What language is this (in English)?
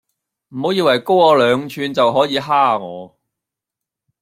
Cantonese